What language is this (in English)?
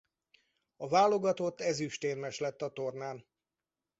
Hungarian